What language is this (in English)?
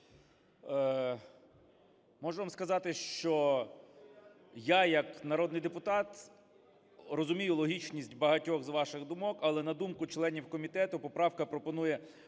Ukrainian